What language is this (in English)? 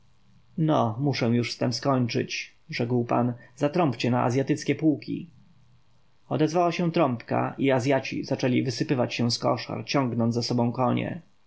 Polish